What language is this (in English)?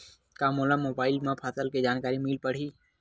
Chhattisgarhi